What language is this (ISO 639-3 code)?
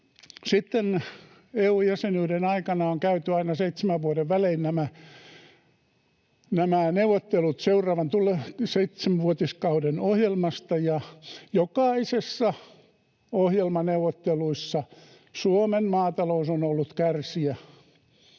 fin